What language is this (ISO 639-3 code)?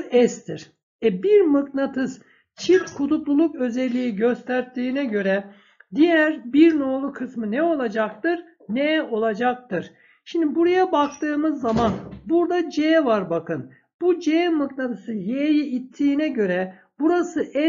tur